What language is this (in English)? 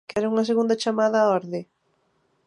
Galician